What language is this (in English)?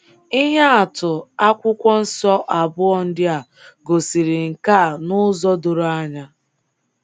Igbo